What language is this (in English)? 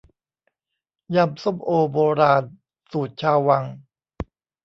Thai